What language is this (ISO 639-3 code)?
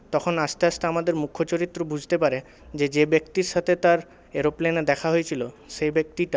ben